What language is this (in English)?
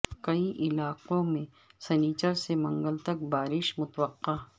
Urdu